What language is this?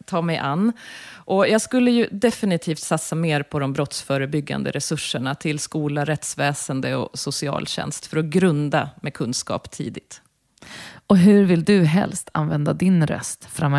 Swedish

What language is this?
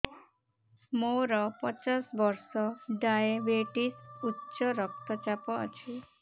Odia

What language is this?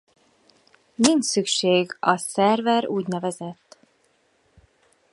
Hungarian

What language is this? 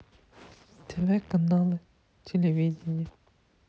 Russian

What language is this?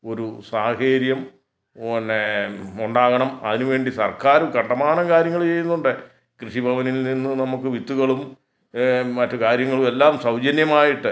Malayalam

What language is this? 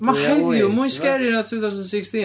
Welsh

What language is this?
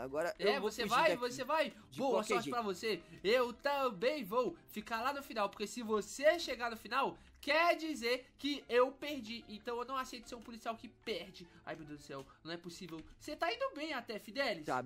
Portuguese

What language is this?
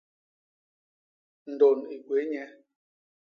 Basaa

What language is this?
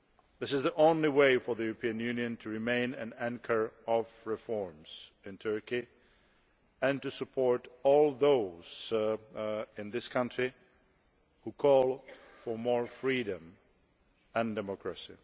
English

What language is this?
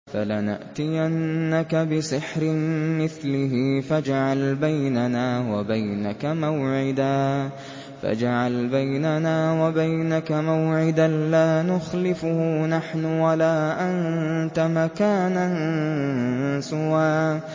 Arabic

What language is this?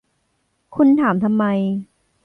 Thai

